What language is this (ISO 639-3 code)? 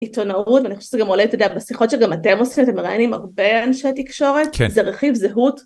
heb